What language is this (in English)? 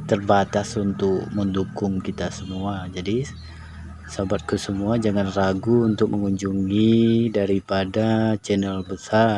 Indonesian